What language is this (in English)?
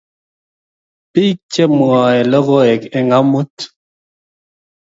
Kalenjin